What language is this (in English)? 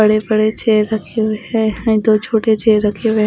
Hindi